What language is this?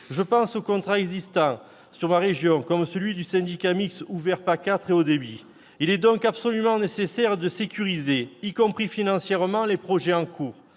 French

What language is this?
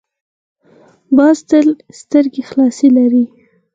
Pashto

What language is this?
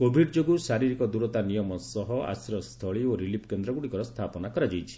Odia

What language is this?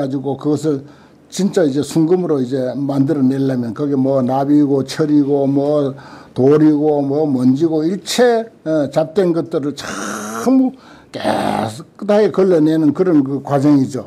Korean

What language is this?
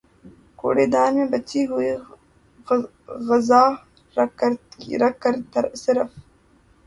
Urdu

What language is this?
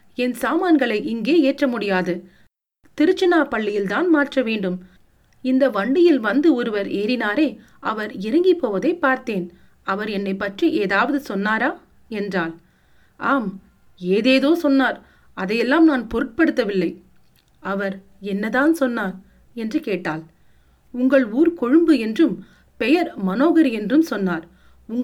Tamil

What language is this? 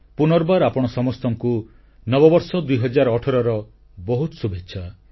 Odia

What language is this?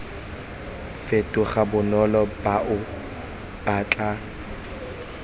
Tswana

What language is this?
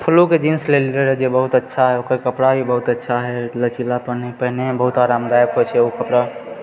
Maithili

